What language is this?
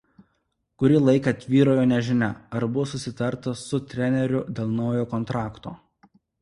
Lithuanian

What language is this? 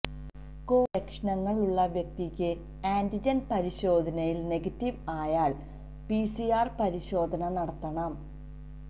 Malayalam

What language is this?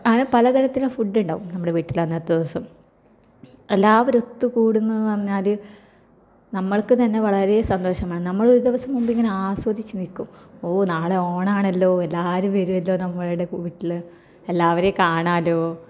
Malayalam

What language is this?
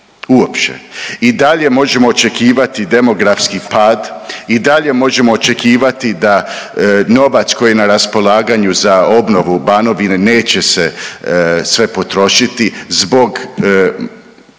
Croatian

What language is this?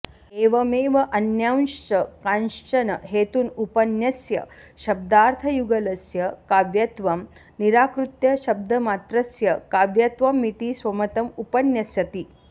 Sanskrit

